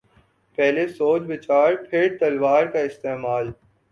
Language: Urdu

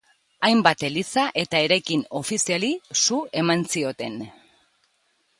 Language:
Basque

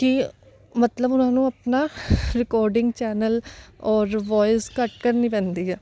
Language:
Punjabi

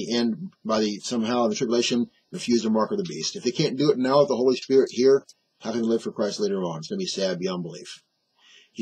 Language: English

